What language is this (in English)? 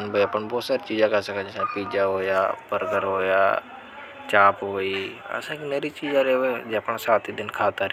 Hadothi